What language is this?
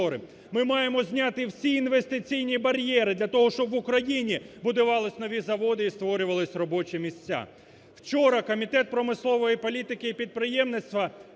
Ukrainian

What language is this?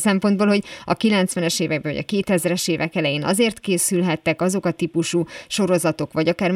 Hungarian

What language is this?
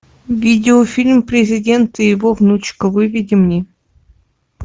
Russian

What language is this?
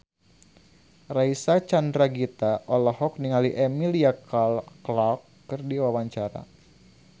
Sundanese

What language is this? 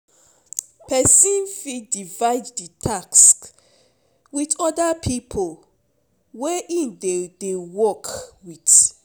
Nigerian Pidgin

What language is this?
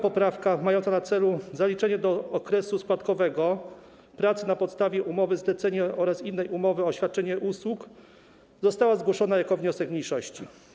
Polish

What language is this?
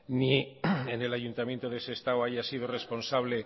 Spanish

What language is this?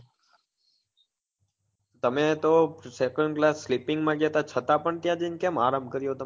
Gujarati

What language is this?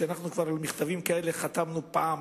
Hebrew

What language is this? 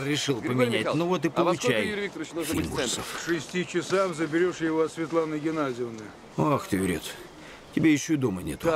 Russian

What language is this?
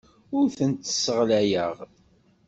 Kabyle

